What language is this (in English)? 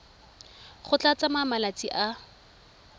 Tswana